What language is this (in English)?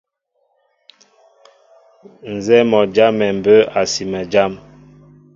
Mbo (Cameroon)